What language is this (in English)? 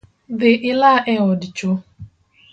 Luo (Kenya and Tanzania)